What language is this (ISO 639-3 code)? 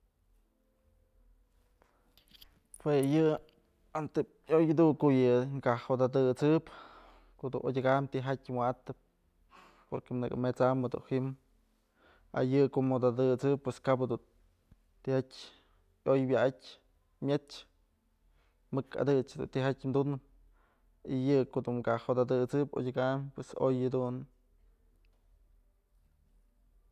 mzl